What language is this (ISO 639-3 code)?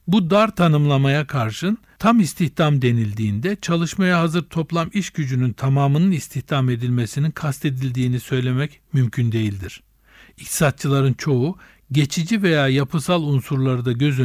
tur